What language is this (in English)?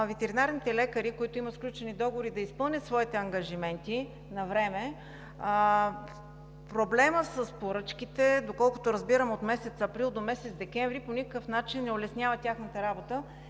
Bulgarian